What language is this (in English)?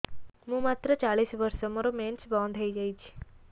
Odia